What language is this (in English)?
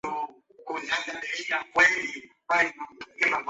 Spanish